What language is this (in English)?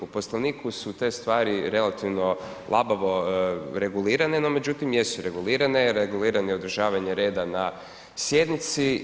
Croatian